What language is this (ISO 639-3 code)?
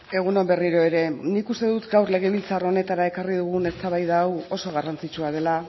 eus